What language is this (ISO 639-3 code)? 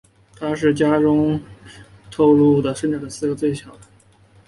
zho